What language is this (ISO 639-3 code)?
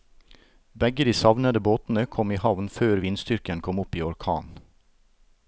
nor